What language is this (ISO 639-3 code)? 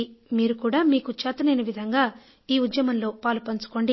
tel